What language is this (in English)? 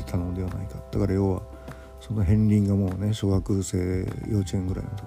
Japanese